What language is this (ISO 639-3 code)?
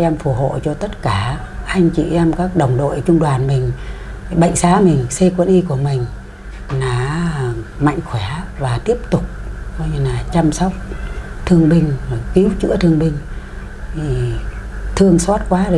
vie